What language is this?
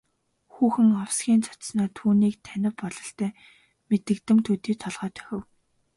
Mongolian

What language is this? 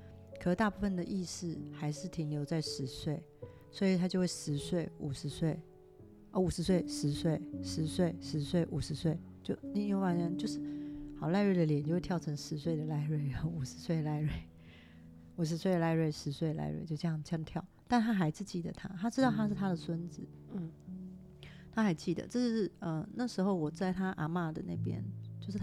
Chinese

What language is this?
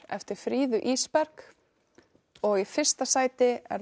Icelandic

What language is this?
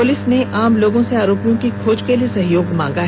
Hindi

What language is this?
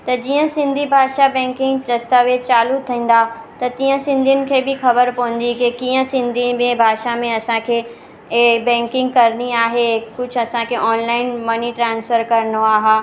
Sindhi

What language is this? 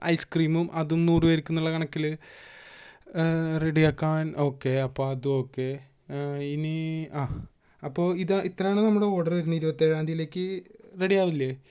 Malayalam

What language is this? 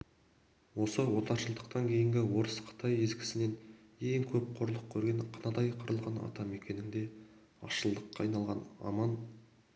Kazakh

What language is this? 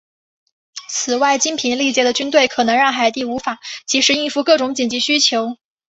Chinese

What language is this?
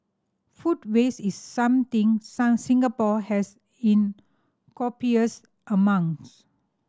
English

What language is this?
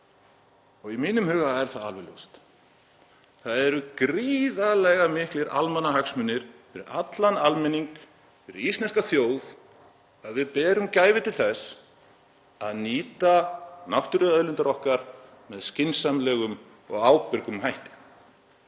Icelandic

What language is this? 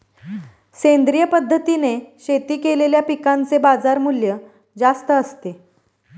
Marathi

